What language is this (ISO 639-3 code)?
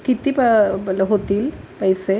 mar